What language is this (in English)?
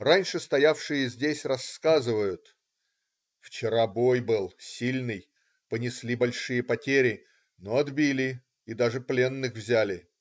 Russian